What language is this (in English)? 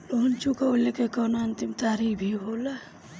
Bhojpuri